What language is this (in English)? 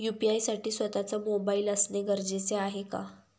Marathi